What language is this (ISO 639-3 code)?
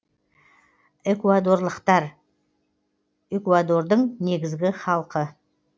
kaz